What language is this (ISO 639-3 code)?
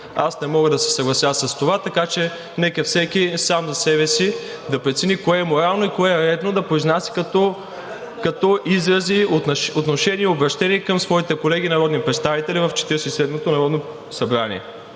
bul